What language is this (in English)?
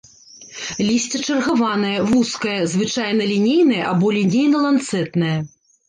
Belarusian